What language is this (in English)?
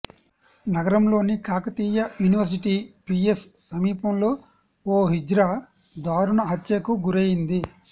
Telugu